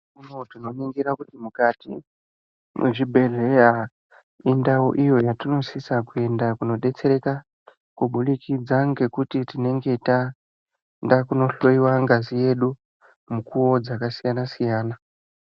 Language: Ndau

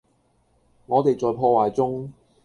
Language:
Cantonese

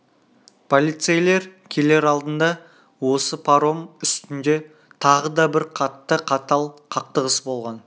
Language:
Kazakh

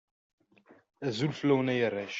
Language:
Kabyle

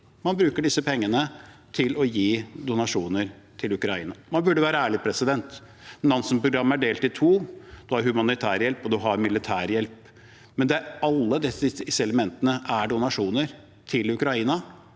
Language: Norwegian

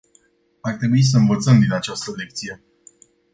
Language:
Romanian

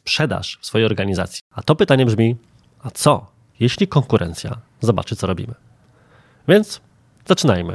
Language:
Polish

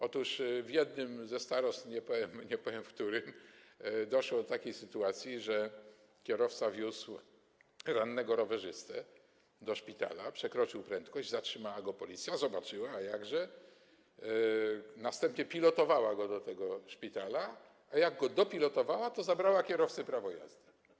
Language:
Polish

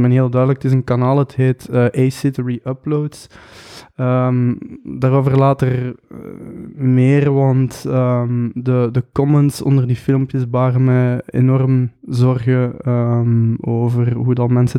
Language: Dutch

